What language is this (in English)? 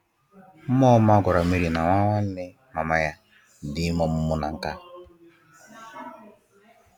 Igbo